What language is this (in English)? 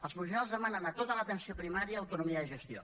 Catalan